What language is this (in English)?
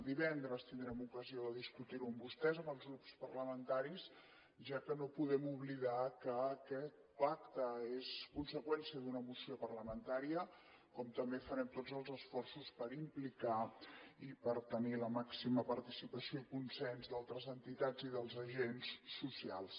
Catalan